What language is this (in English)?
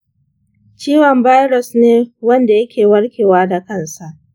Hausa